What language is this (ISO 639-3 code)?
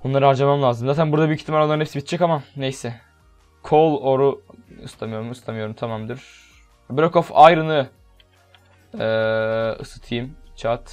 tur